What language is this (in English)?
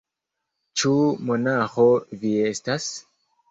Esperanto